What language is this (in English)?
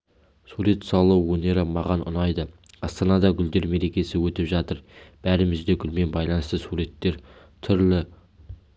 Kazakh